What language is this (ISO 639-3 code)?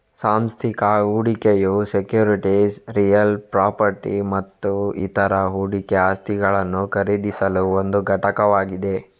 kan